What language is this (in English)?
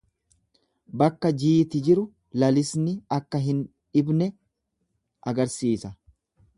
Oromo